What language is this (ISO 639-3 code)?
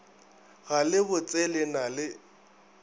nso